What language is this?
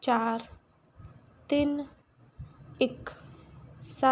Punjabi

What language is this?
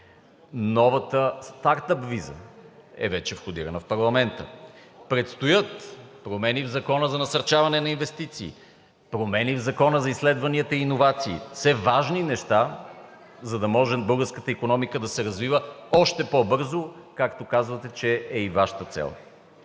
Bulgarian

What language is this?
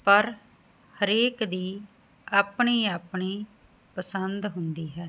Punjabi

